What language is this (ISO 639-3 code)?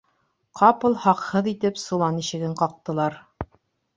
bak